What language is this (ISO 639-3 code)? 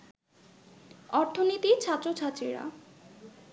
ben